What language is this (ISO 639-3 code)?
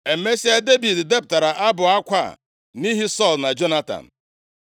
ibo